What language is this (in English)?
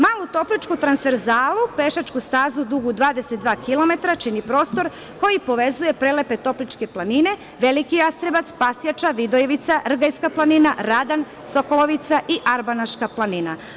Serbian